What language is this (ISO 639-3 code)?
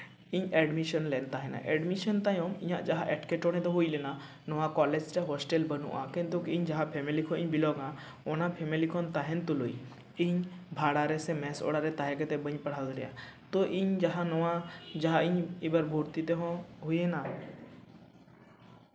sat